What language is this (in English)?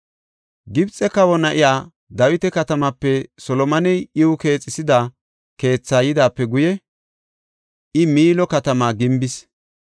Gofa